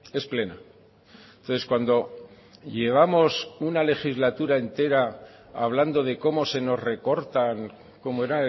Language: Spanish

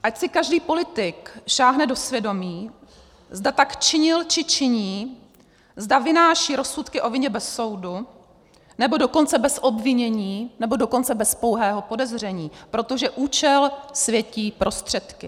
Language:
Czech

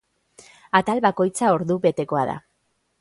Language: Basque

